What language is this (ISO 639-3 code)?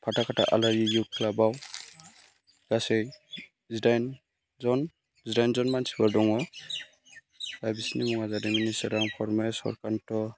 brx